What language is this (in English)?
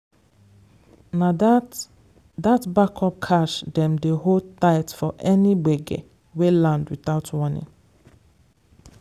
Nigerian Pidgin